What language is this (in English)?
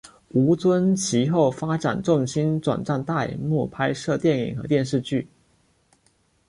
Chinese